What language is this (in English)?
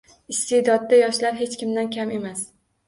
Uzbek